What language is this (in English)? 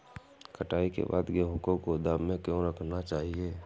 Hindi